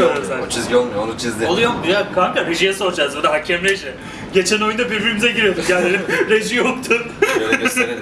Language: Turkish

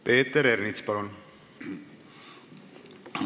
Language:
Estonian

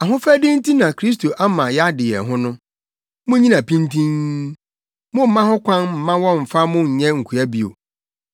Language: Akan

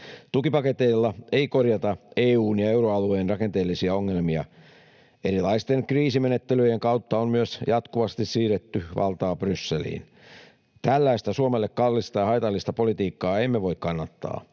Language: Finnish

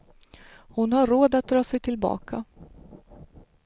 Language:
Swedish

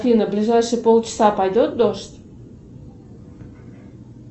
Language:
Russian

